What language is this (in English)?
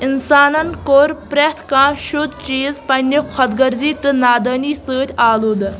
Kashmiri